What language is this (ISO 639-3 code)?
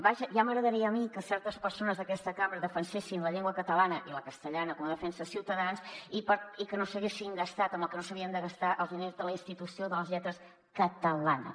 cat